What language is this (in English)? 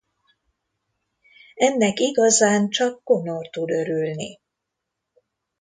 Hungarian